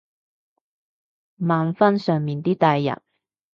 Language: Cantonese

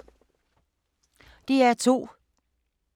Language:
Danish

